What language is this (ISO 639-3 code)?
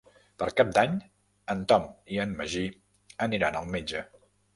cat